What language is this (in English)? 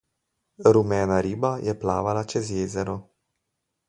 Slovenian